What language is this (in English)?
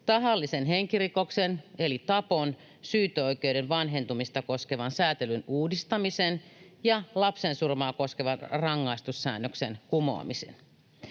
Finnish